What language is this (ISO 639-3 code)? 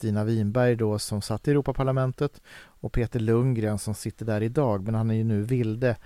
swe